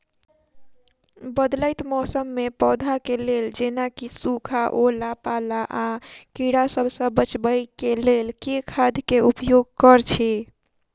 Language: Maithili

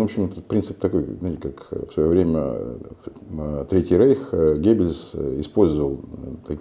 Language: Russian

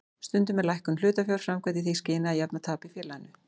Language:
Icelandic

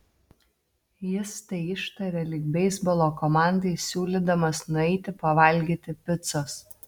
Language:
Lithuanian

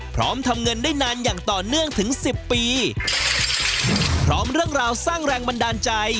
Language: Thai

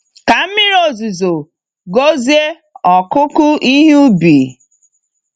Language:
Igbo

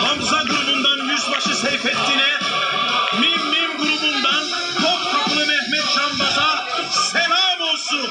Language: Turkish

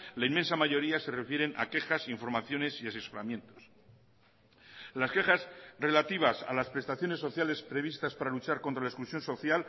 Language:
Spanish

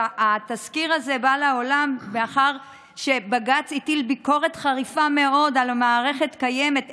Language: Hebrew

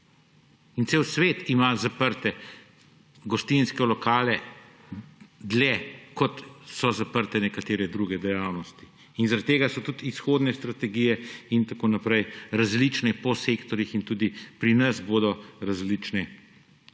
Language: Slovenian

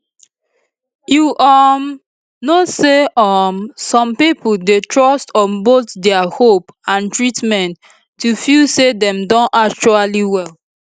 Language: Nigerian Pidgin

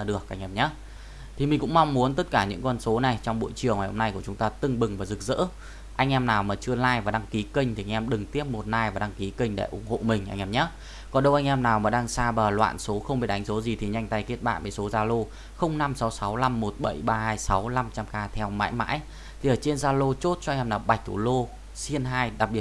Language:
Vietnamese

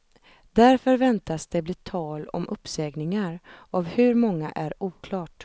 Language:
Swedish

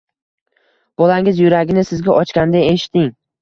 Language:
Uzbek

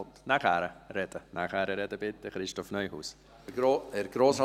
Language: Swiss German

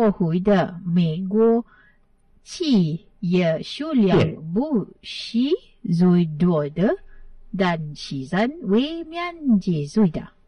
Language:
Malay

